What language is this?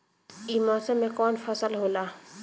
Bhojpuri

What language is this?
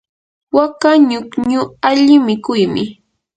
Yanahuanca Pasco Quechua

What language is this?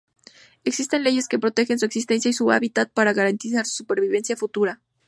Spanish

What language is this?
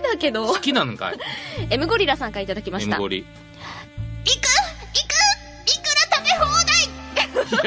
Japanese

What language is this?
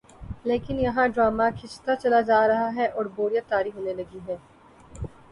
Urdu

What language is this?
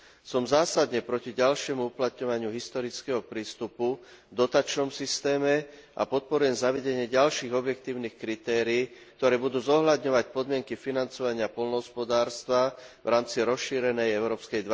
Slovak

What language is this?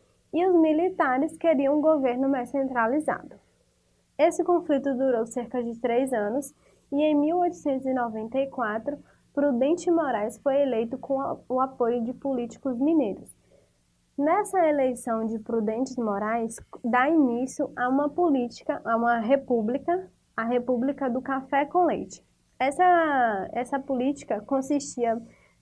Portuguese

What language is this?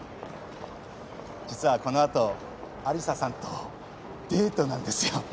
Japanese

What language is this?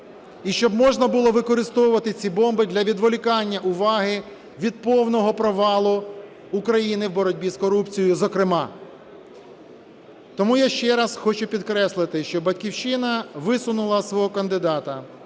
Ukrainian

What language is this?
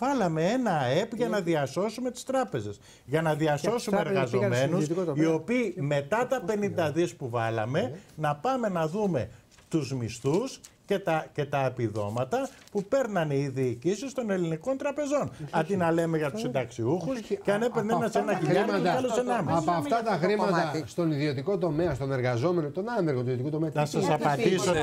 Greek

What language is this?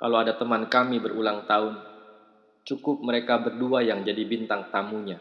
Indonesian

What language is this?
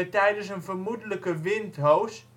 Dutch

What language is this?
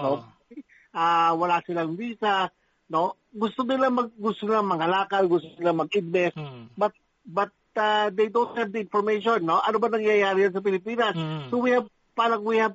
Filipino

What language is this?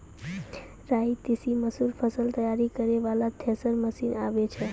Maithili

